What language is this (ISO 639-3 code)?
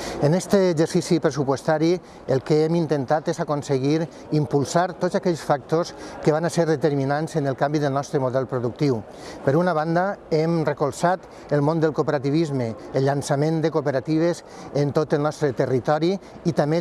cat